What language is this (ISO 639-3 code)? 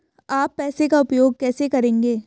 hin